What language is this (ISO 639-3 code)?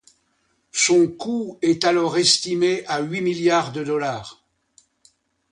fra